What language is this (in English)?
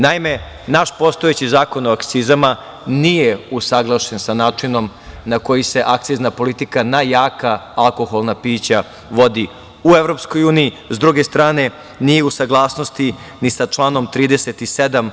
Serbian